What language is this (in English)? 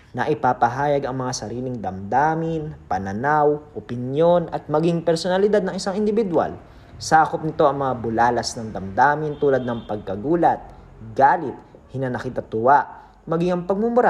Filipino